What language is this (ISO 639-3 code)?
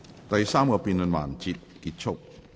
yue